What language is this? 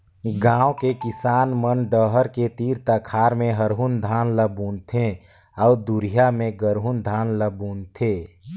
Chhattisgarhi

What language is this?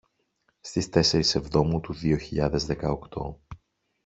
Greek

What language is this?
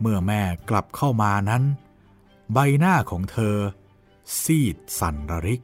Thai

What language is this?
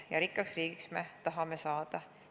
Estonian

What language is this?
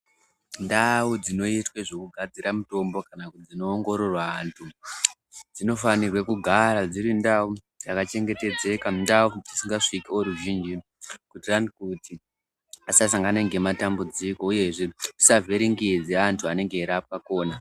Ndau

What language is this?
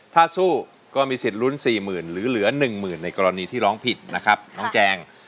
Thai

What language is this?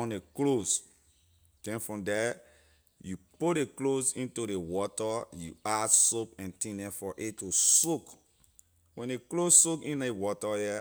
Liberian English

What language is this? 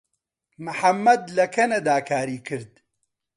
Central Kurdish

